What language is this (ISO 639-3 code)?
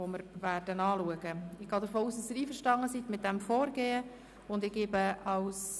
gsw